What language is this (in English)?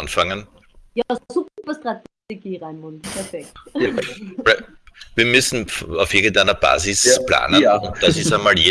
German